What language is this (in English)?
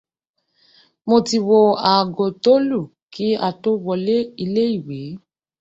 Yoruba